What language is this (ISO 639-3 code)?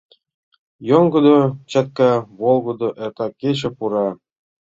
chm